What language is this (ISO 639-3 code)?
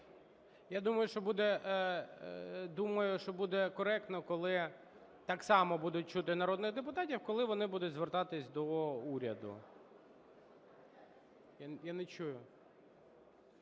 ukr